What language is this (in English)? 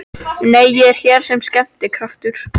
Icelandic